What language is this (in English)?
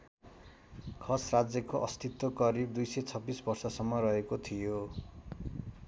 Nepali